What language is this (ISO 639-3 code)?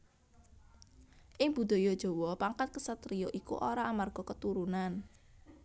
jav